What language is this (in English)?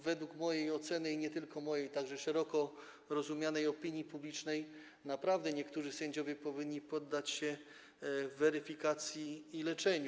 Polish